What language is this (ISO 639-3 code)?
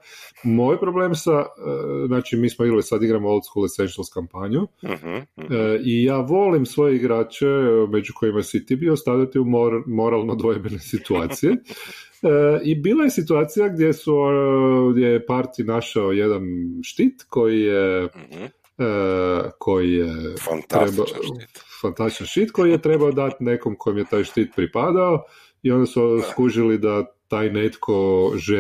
hrv